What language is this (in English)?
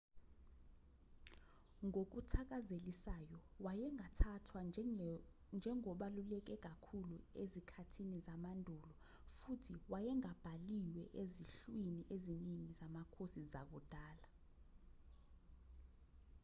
Zulu